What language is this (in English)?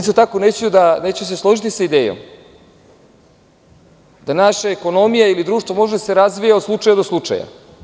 Serbian